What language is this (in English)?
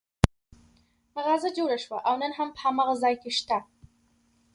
Pashto